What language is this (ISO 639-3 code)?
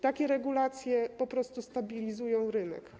pol